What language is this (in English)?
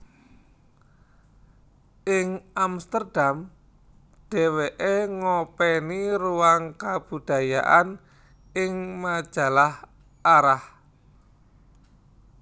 Javanese